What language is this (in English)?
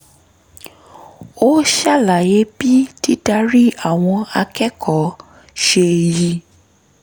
Yoruba